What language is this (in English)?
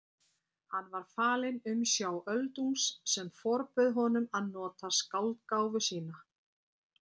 Icelandic